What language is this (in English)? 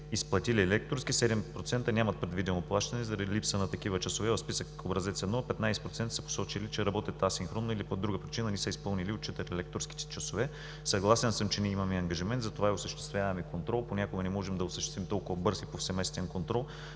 Bulgarian